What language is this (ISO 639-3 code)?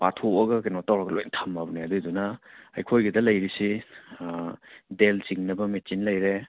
mni